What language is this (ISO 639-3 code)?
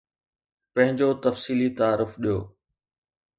snd